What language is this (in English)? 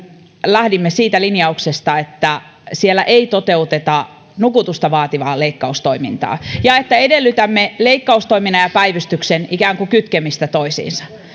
Finnish